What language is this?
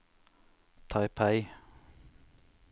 Norwegian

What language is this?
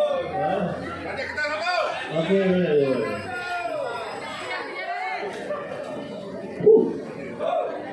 Malay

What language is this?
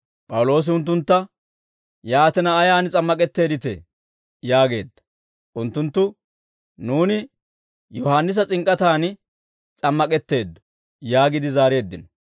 Dawro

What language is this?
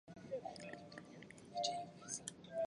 Chinese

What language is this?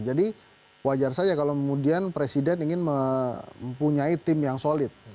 Indonesian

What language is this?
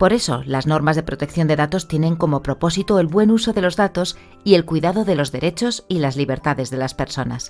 Spanish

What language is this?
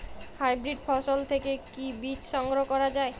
Bangla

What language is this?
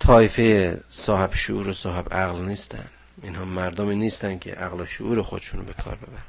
Persian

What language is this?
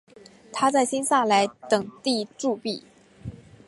Chinese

